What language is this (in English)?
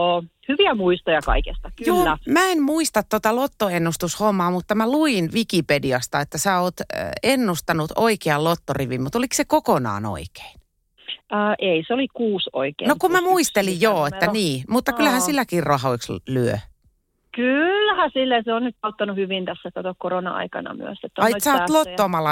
Finnish